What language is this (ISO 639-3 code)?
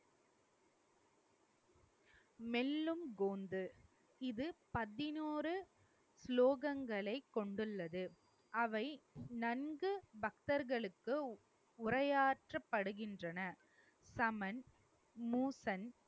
tam